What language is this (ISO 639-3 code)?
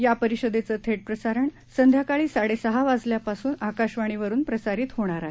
mar